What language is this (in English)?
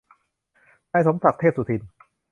Thai